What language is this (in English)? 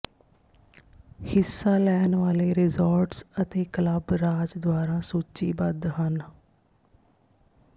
Punjabi